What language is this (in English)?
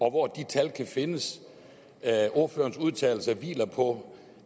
Danish